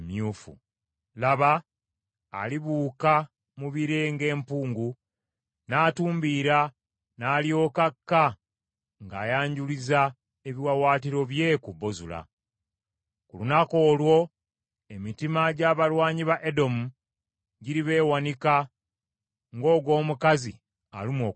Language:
Ganda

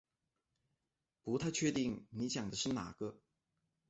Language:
Chinese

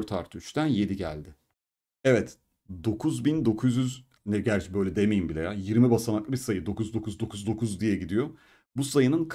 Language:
Turkish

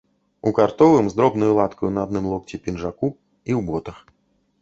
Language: Belarusian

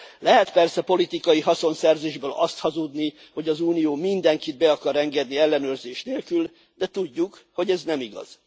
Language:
Hungarian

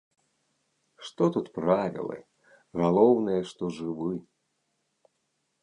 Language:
Belarusian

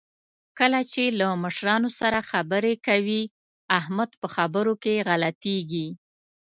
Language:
Pashto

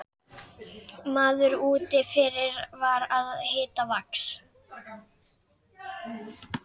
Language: Icelandic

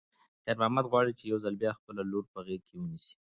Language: Pashto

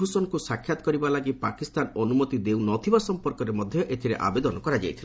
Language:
Odia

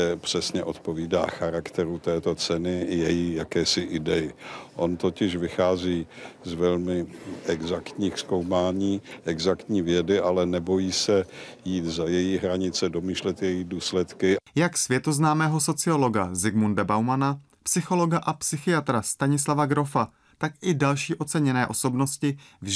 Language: Czech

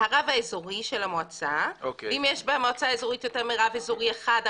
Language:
Hebrew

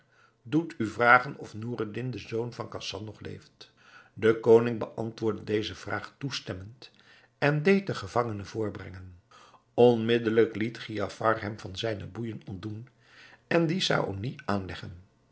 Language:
Dutch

